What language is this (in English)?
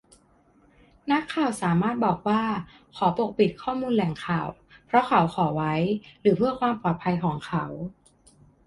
Thai